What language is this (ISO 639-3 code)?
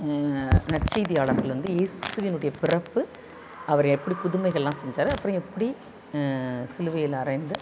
tam